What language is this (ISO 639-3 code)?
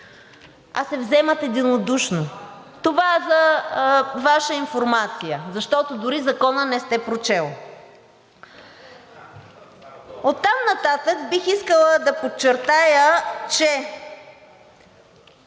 bul